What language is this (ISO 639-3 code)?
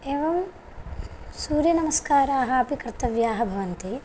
san